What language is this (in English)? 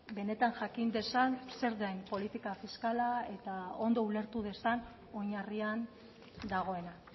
Basque